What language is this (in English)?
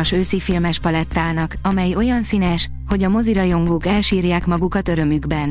Hungarian